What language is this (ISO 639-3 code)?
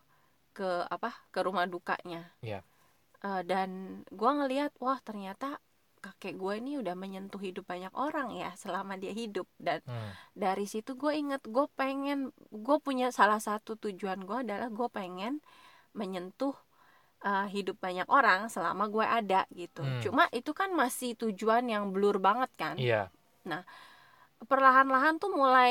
ind